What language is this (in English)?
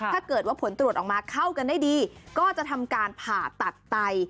Thai